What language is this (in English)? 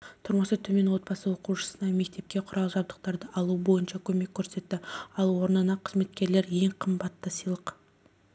Kazakh